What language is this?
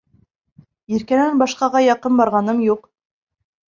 Bashkir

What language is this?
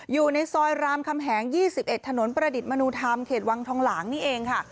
Thai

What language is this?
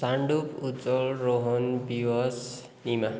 Nepali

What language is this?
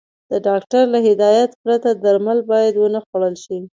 Pashto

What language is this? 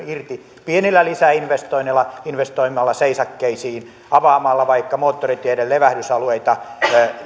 Finnish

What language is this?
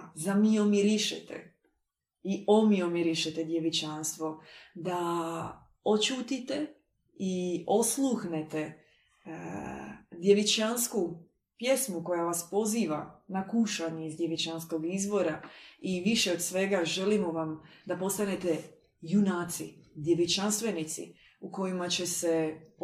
Croatian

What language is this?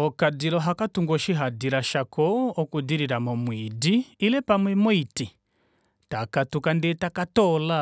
Kuanyama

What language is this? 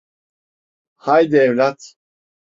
Turkish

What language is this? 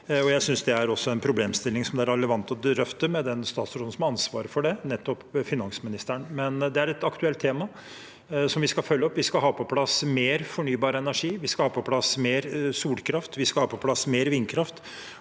Norwegian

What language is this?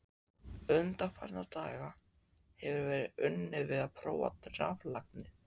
Icelandic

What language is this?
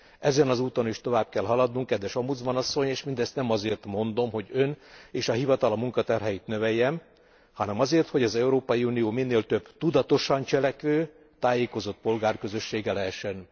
Hungarian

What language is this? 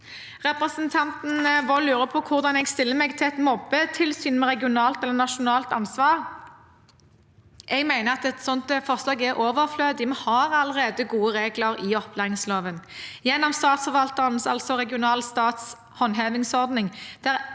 Norwegian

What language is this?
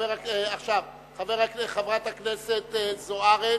Hebrew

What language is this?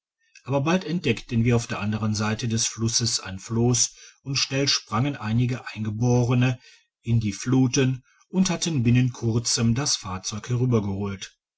German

